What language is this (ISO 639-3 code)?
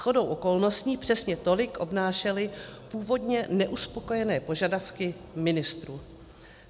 ces